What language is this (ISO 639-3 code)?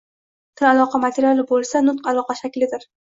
uzb